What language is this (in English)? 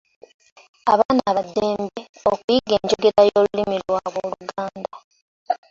Ganda